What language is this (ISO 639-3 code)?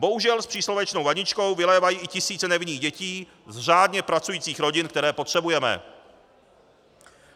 ces